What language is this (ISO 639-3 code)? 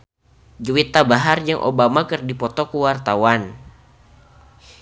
sun